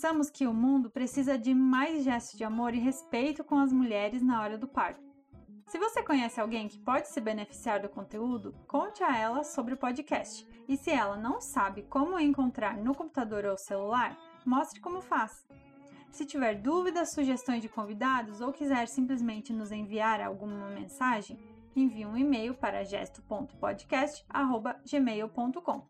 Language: Portuguese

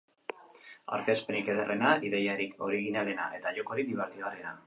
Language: Basque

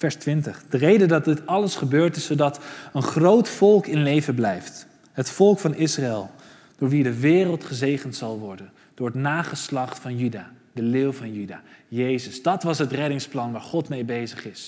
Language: Dutch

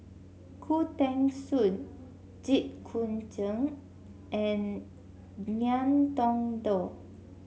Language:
English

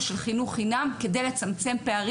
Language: Hebrew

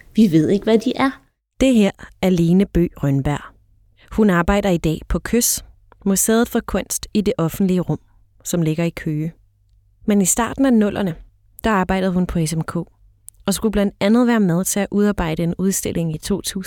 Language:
Danish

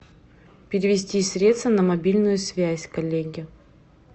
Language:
Russian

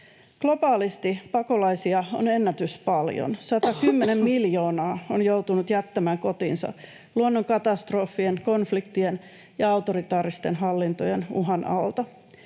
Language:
Finnish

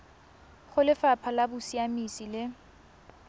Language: Tswana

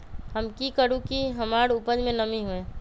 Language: Magahi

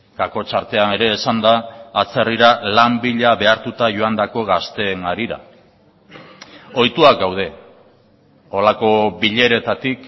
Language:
Basque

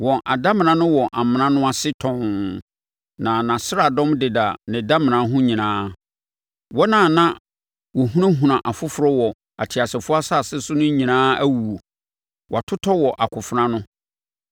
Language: Akan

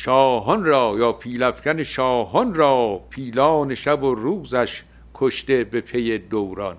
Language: Persian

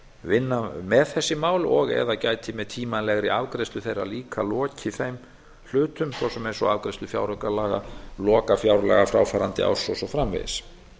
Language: Icelandic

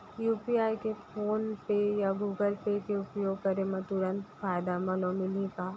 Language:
Chhattisgarhi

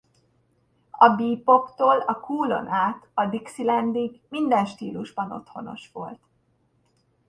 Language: Hungarian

